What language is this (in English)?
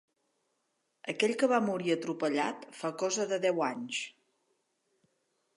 Catalan